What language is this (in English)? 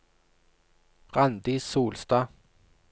Norwegian